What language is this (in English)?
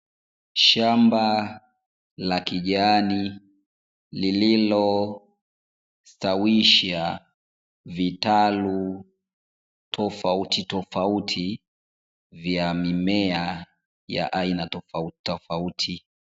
Swahili